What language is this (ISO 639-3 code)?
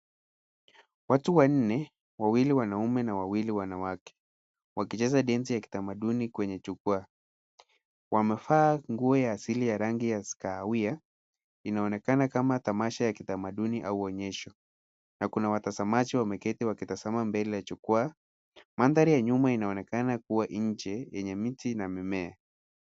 swa